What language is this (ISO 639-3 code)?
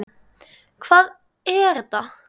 isl